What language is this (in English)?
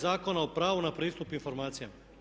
Croatian